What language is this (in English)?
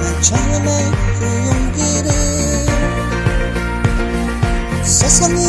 Korean